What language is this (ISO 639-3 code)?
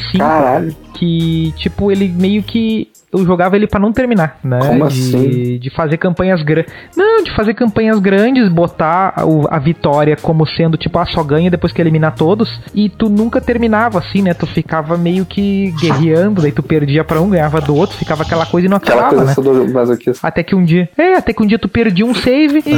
por